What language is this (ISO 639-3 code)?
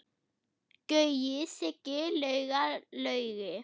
isl